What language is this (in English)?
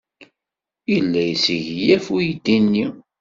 Kabyle